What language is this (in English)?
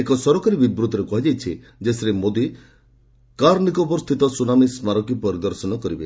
Odia